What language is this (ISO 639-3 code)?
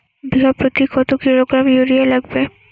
ben